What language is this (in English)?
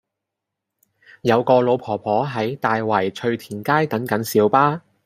Cantonese